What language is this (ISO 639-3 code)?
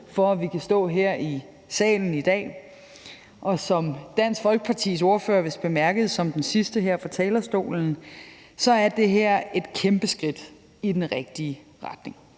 dan